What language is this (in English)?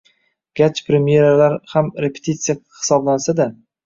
Uzbek